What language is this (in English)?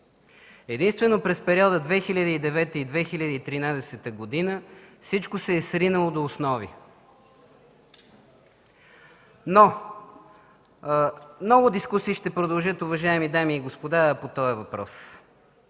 Bulgarian